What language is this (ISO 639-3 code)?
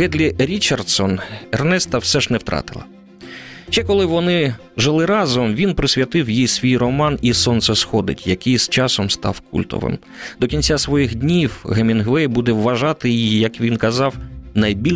ukr